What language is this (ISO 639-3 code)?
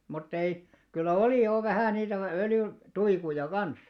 fin